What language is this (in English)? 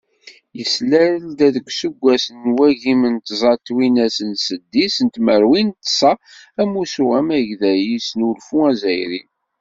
Kabyle